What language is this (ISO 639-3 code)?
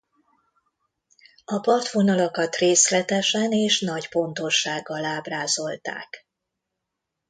hun